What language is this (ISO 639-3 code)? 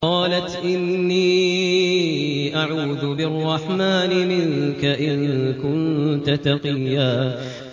ara